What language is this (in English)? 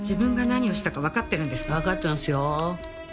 Japanese